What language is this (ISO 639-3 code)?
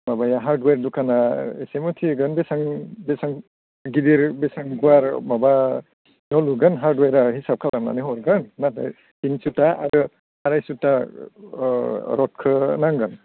brx